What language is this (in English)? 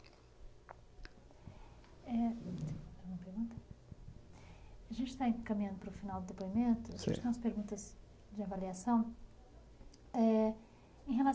Portuguese